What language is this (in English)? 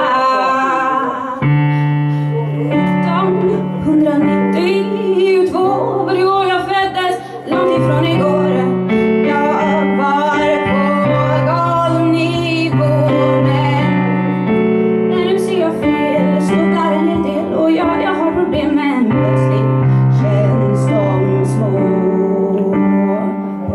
Latvian